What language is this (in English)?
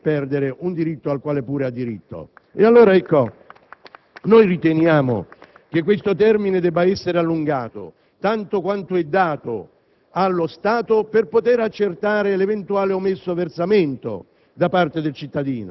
Italian